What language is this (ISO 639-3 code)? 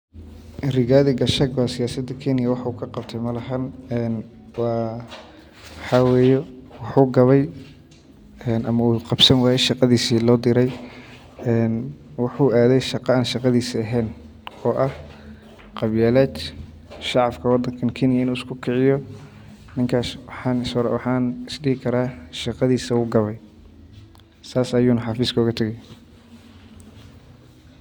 som